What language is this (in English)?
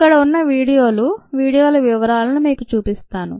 Telugu